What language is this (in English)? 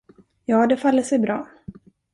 Swedish